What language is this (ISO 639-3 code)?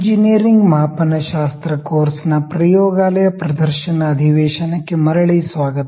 kan